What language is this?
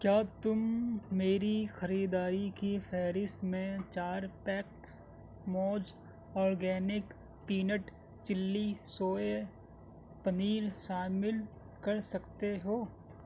Urdu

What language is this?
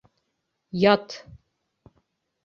Bashkir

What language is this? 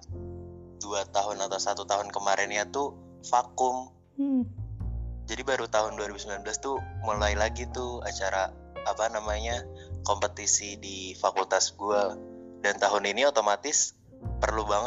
Indonesian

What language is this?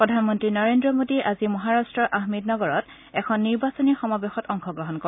Assamese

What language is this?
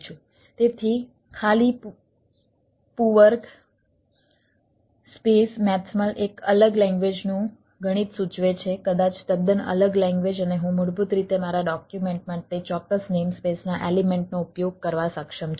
Gujarati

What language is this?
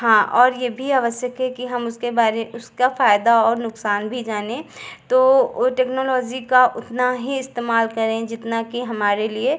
Hindi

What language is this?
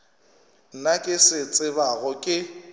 Northern Sotho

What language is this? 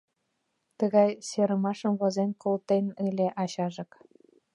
Mari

